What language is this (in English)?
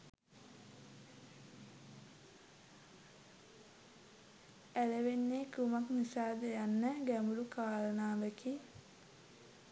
Sinhala